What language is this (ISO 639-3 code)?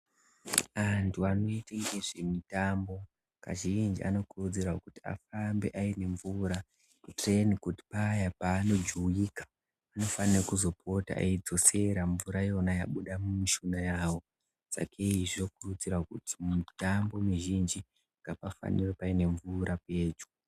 ndc